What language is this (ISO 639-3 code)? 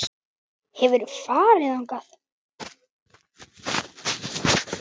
isl